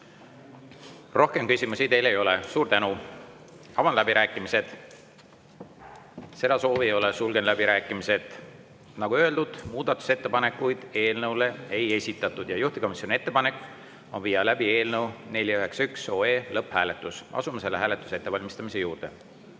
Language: Estonian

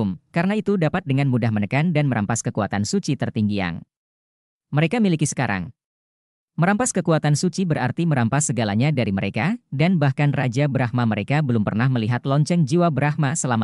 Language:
Indonesian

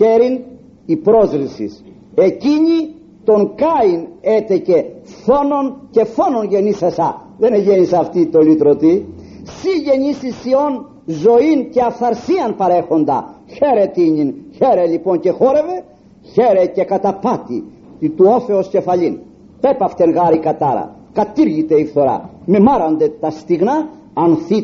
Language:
Greek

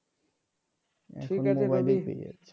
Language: Bangla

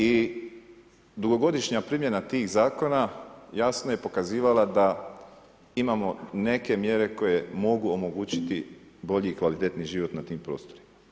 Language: Croatian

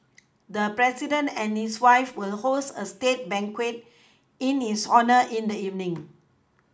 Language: English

